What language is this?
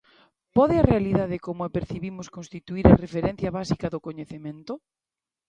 Galician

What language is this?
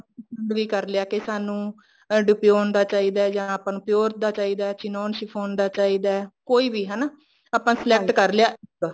Punjabi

